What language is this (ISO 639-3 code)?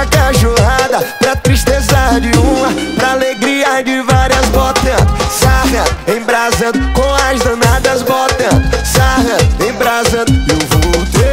por